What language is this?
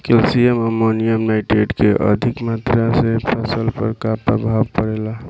Bhojpuri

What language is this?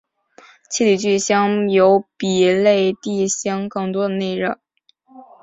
Chinese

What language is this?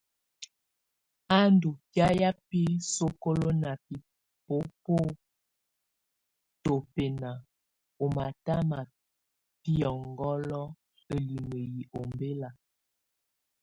Tunen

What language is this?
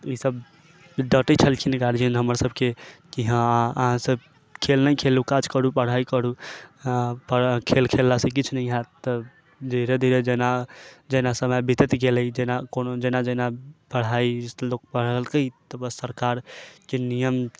Maithili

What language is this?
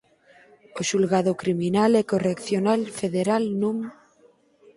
Galician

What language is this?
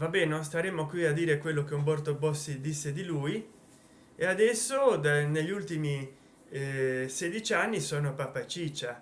Italian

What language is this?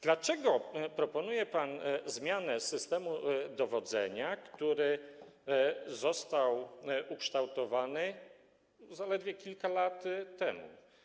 Polish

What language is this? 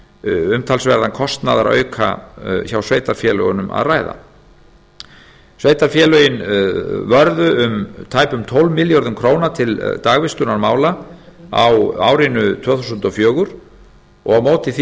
Icelandic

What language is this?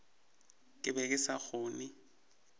Northern Sotho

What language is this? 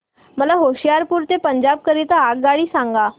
Marathi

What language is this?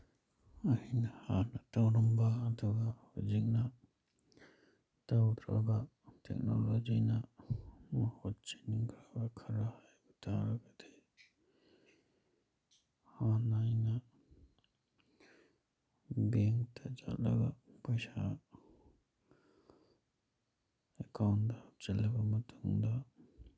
Manipuri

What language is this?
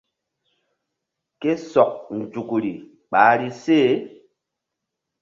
Mbum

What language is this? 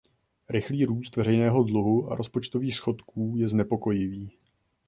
Czech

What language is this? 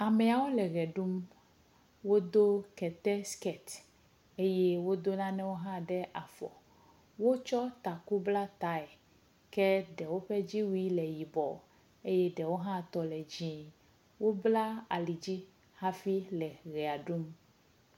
Ewe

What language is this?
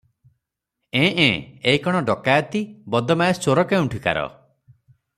Odia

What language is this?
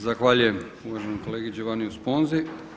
Croatian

